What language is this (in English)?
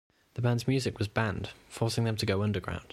English